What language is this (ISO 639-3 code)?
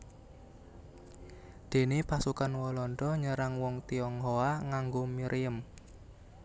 jav